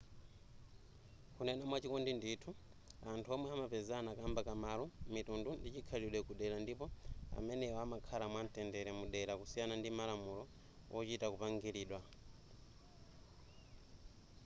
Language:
Nyanja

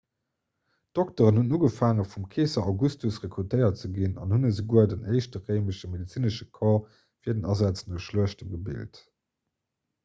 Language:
Luxembourgish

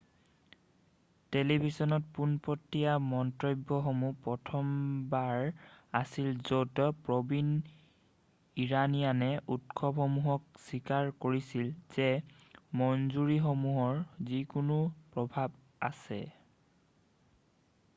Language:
Assamese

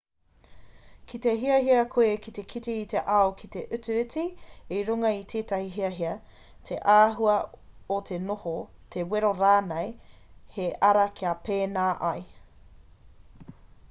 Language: Māori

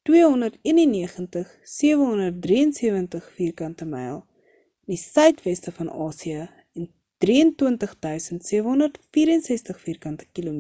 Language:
Afrikaans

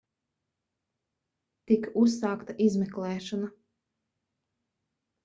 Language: Latvian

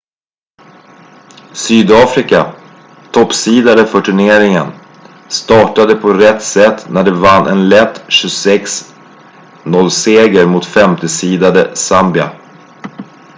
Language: Swedish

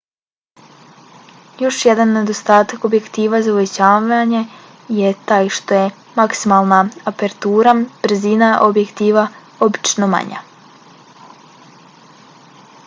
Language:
Bosnian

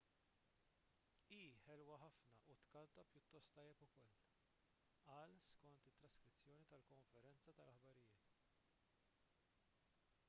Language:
Maltese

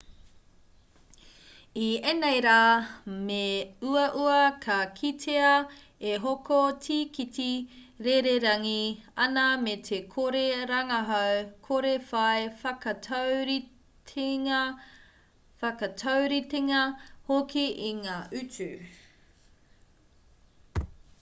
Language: Māori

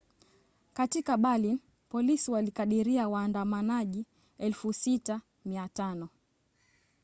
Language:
Swahili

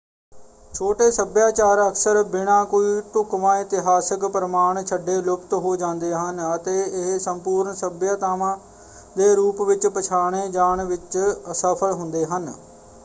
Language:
Punjabi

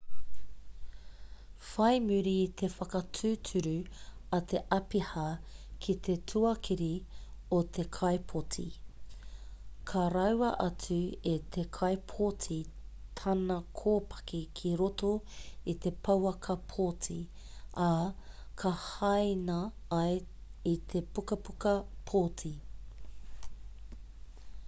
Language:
Māori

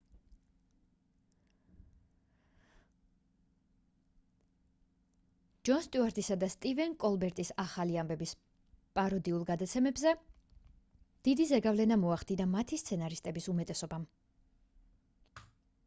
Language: Georgian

